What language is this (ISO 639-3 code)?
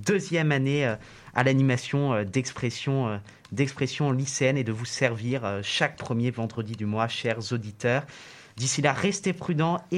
fra